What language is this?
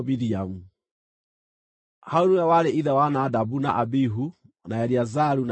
Kikuyu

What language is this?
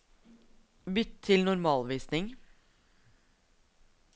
Norwegian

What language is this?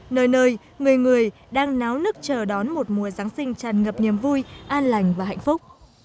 Vietnamese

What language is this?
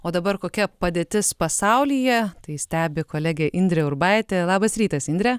Lithuanian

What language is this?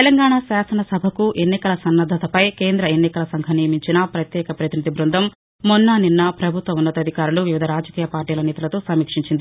Telugu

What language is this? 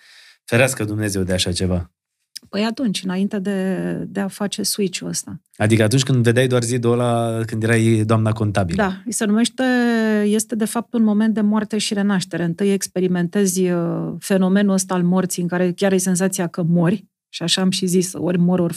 Romanian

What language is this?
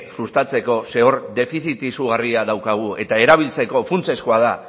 Basque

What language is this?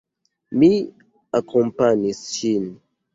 Esperanto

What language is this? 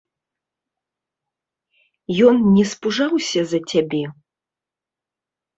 Belarusian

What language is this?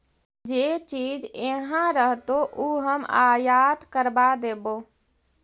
Magahi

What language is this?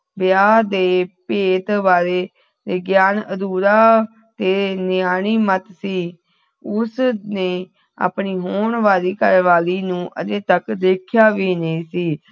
Punjabi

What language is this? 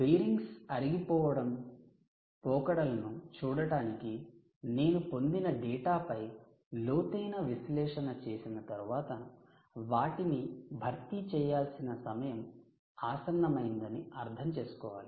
Telugu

